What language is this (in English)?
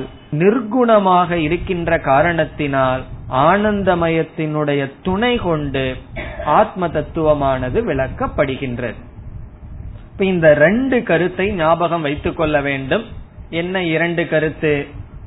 Tamil